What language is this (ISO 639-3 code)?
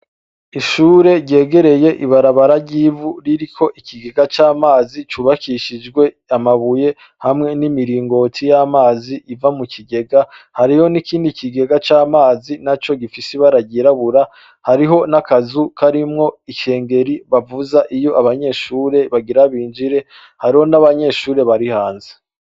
run